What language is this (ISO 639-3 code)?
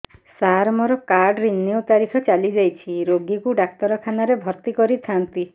ori